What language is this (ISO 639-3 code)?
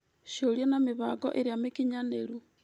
kik